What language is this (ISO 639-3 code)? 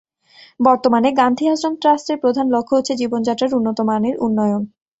ben